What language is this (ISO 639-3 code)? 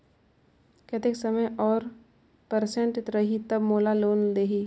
hne